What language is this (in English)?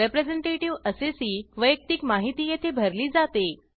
Marathi